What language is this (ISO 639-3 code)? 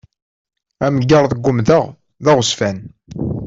kab